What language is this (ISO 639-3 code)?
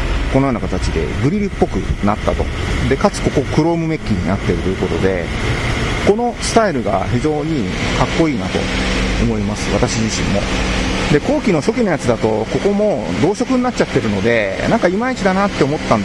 jpn